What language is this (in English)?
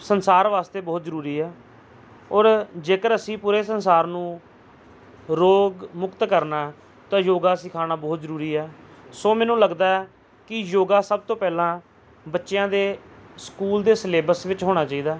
Punjabi